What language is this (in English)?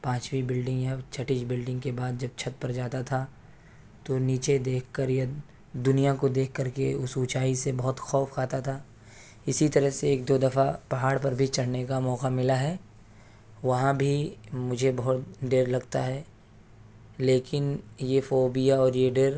Urdu